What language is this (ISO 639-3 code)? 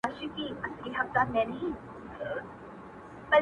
pus